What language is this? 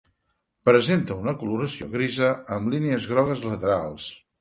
Catalan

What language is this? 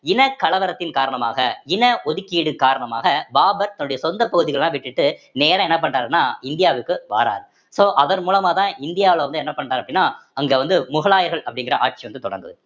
Tamil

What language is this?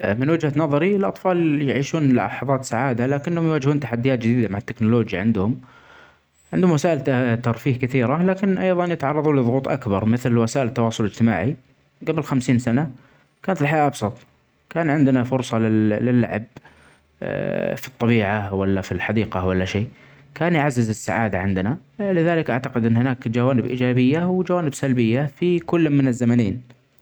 Omani Arabic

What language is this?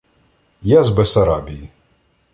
Ukrainian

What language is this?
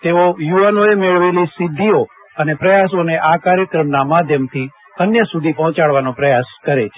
Gujarati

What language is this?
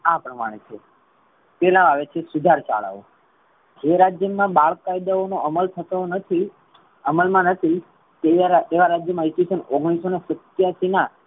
Gujarati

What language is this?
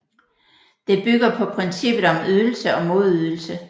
Danish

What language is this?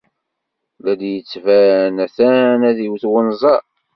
Kabyle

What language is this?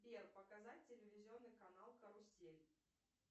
Russian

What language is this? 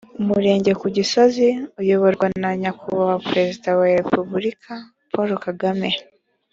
Kinyarwanda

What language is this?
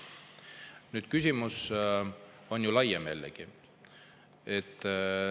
Estonian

